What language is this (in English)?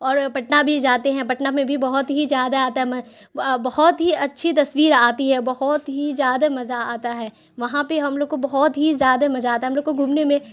Urdu